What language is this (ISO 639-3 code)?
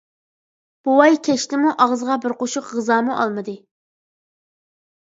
uig